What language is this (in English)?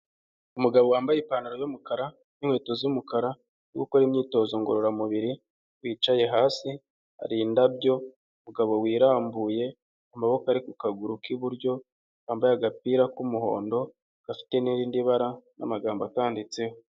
Kinyarwanda